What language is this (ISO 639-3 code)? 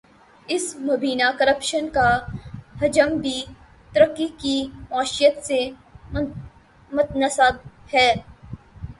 urd